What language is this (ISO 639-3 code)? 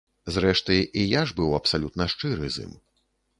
bel